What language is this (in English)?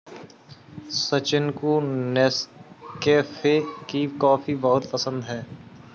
Hindi